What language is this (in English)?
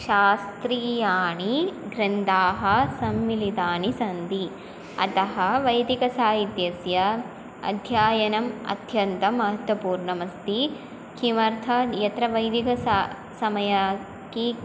Sanskrit